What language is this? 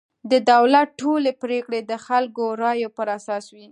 Pashto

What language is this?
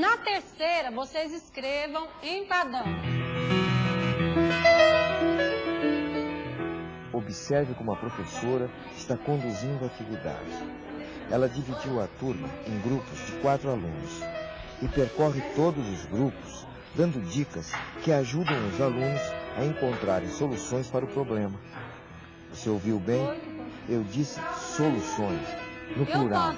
Portuguese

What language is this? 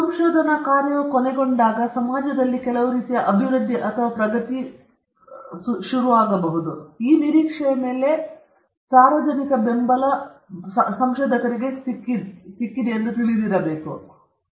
Kannada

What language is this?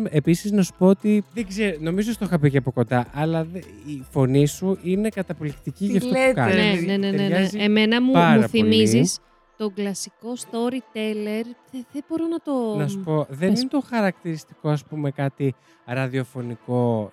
Greek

